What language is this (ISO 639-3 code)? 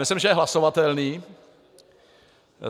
ces